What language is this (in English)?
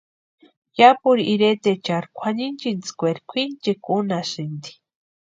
Western Highland Purepecha